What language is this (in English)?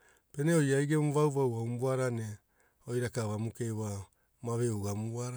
Hula